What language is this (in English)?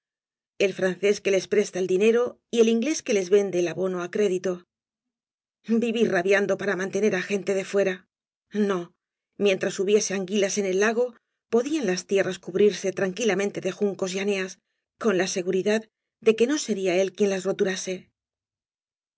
Spanish